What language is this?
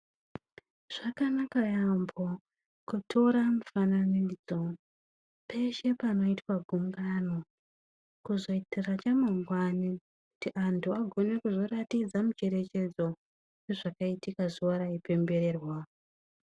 Ndau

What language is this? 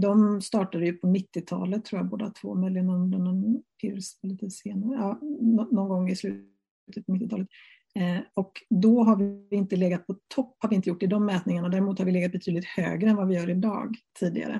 Swedish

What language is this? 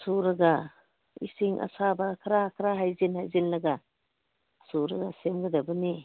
Manipuri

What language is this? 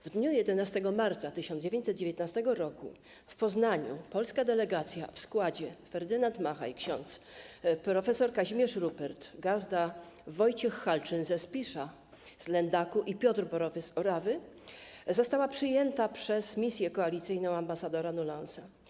Polish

